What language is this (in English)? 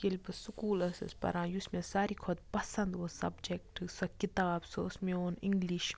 Kashmiri